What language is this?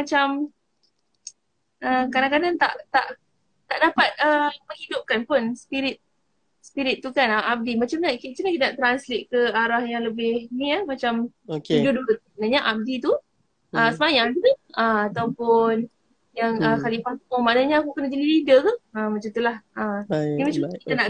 Malay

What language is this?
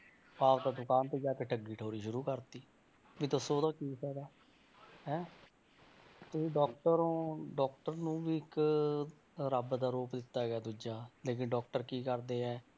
Punjabi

